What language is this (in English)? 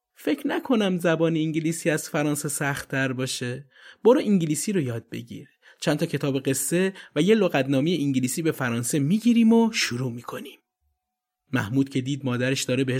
Persian